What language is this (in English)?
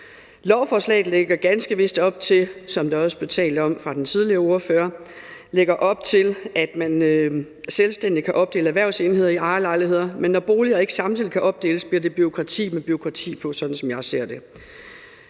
Danish